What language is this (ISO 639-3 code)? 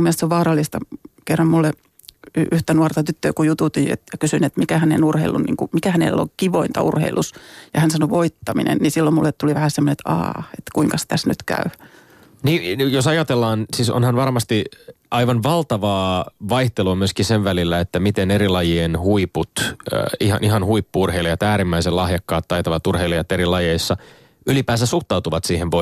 fin